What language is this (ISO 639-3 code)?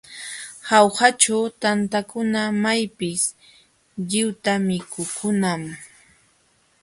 qxw